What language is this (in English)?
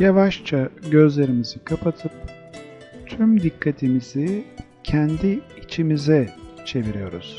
Turkish